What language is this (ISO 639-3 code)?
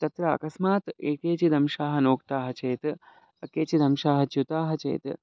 san